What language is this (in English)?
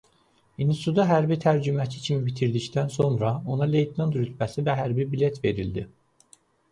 Azerbaijani